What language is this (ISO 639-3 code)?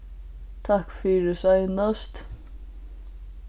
fao